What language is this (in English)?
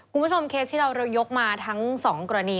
Thai